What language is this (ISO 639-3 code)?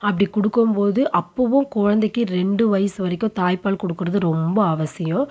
tam